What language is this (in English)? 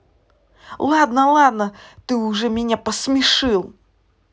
Russian